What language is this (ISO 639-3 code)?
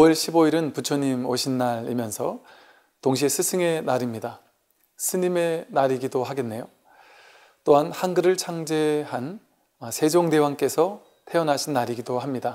kor